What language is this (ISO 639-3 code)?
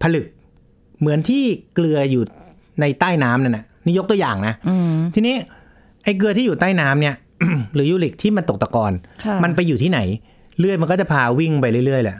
tha